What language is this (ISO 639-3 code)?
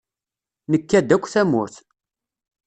kab